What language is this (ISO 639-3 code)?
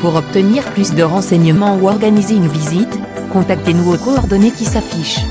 fra